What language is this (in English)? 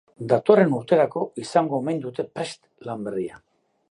Basque